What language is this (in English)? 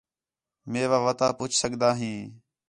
Khetrani